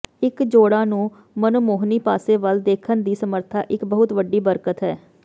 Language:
Punjabi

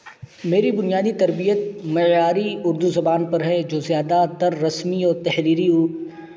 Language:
Urdu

